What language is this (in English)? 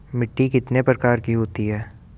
Hindi